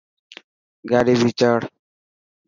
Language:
Dhatki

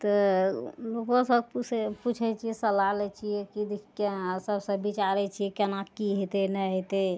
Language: Maithili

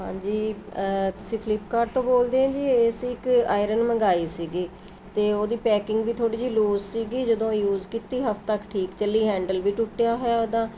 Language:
Punjabi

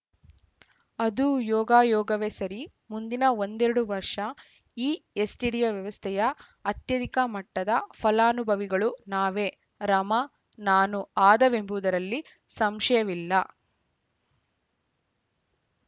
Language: Kannada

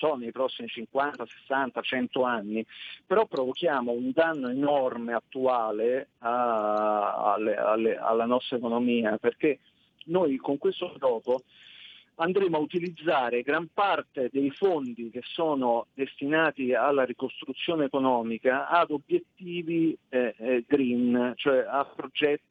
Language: Italian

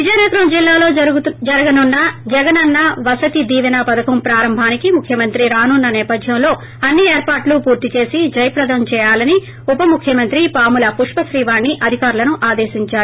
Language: Telugu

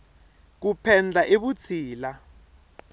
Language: Tsonga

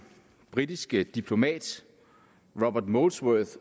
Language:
Danish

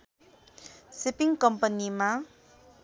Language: Nepali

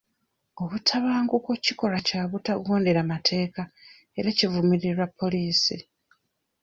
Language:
Ganda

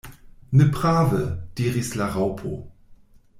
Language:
Esperanto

